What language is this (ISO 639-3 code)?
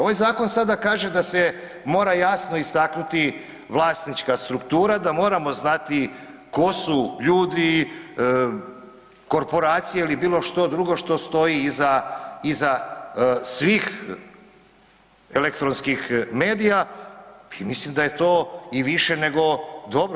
hrv